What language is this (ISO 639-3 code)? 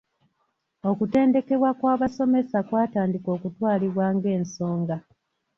lug